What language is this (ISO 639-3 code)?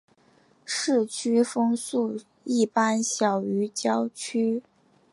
zho